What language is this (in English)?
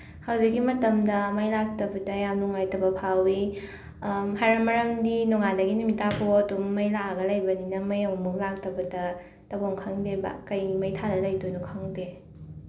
Manipuri